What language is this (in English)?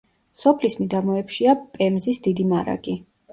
Georgian